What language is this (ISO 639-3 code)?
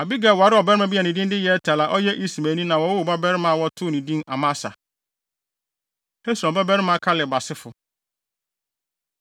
aka